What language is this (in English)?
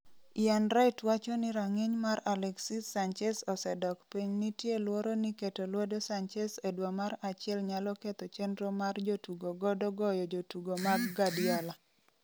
Luo (Kenya and Tanzania)